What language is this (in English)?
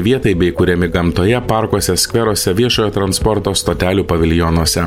Lithuanian